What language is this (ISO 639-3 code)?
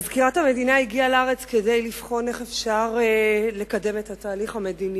heb